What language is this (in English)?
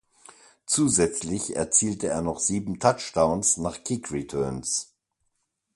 German